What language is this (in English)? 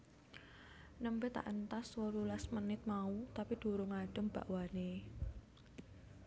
Javanese